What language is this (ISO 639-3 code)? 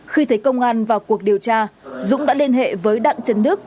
vie